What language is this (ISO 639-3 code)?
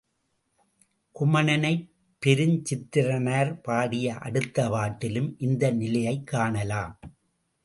tam